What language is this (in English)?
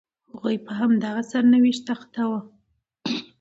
Pashto